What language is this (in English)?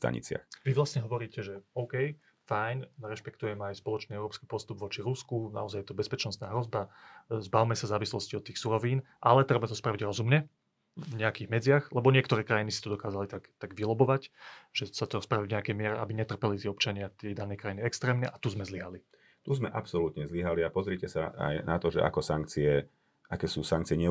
Slovak